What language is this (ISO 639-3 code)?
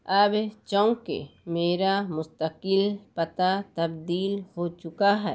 urd